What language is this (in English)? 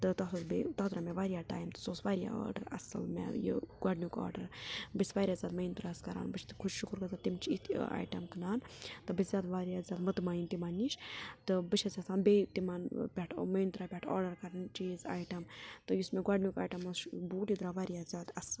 Kashmiri